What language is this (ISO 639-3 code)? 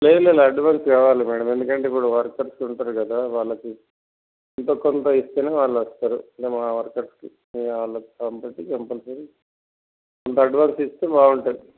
tel